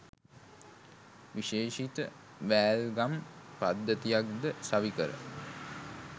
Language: Sinhala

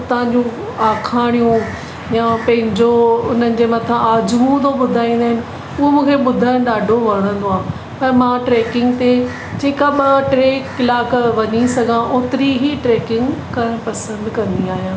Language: Sindhi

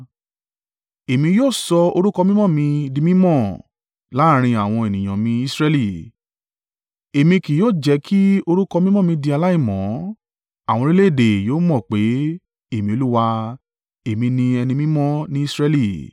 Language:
Yoruba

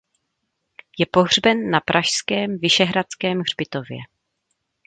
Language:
Czech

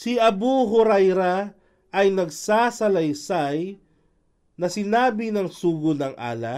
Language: Filipino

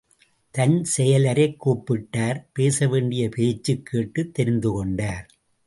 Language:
Tamil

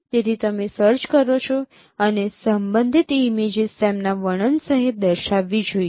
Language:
Gujarati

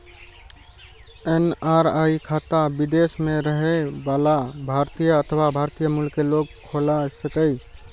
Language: Maithili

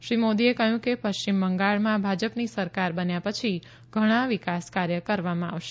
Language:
Gujarati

